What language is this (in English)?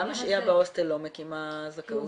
Hebrew